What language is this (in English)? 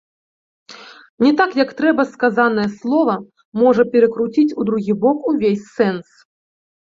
Belarusian